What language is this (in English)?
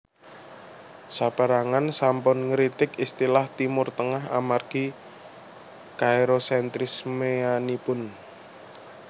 Javanese